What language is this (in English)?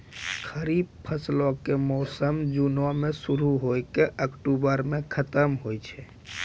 Maithili